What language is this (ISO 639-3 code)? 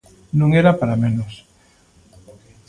glg